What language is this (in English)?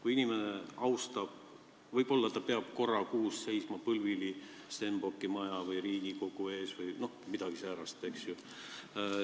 Estonian